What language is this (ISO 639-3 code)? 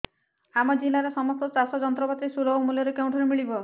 ori